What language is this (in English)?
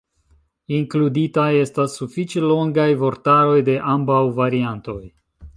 Esperanto